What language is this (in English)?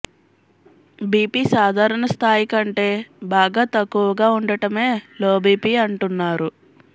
Telugu